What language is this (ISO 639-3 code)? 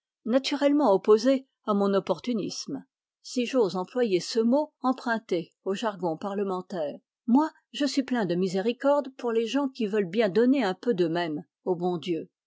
fra